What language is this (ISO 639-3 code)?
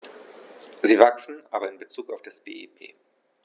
deu